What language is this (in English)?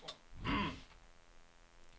Swedish